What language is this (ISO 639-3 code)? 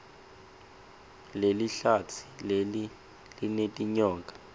ssw